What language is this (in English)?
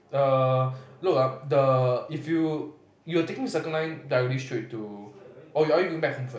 English